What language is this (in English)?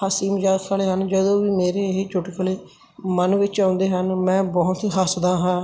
Punjabi